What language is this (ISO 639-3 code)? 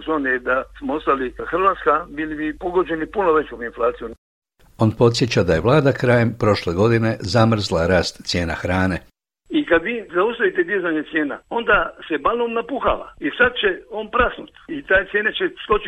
hrv